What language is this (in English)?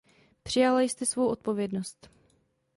Czech